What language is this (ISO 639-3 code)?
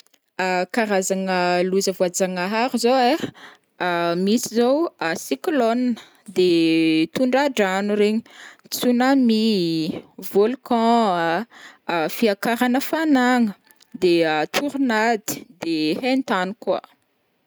bmm